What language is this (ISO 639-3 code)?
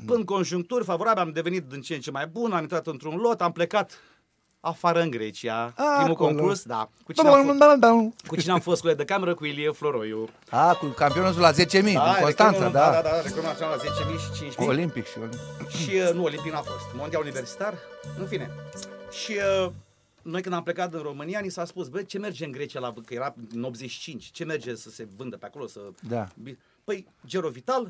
ron